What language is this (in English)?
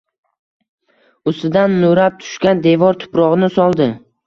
Uzbek